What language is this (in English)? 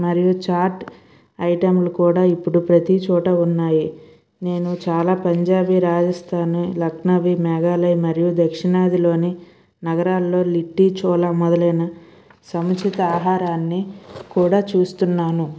Telugu